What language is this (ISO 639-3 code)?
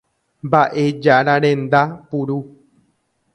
grn